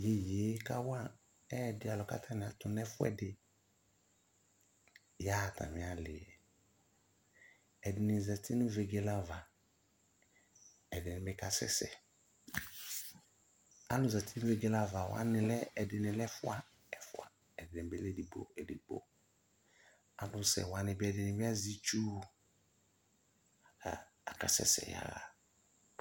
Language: Ikposo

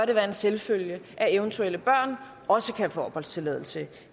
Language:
Danish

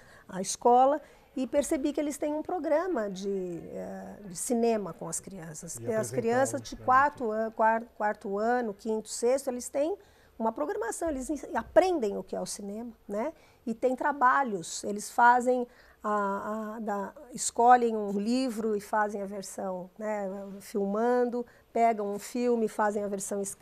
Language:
Portuguese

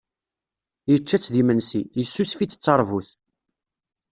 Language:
Kabyle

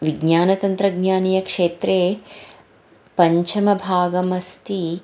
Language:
Sanskrit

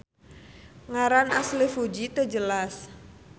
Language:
Sundanese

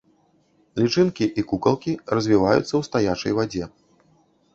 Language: Belarusian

